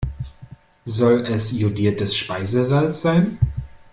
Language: German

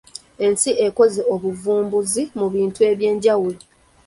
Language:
Ganda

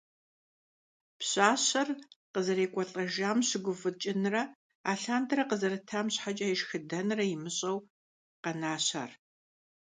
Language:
Kabardian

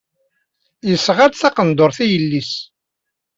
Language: Kabyle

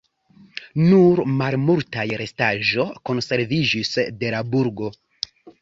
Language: Esperanto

